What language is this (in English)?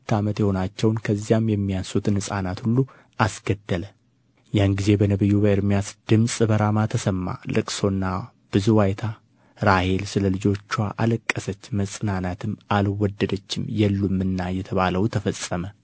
Amharic